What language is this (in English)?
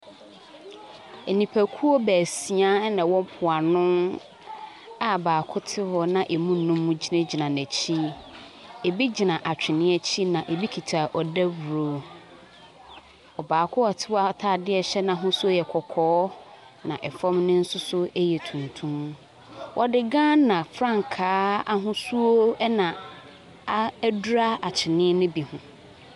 Akan